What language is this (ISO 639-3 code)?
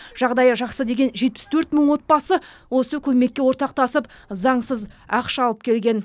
kaz